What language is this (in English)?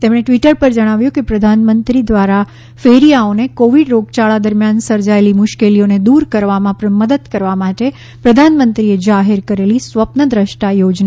Gujarati